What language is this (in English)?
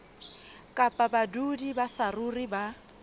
Southern Sotho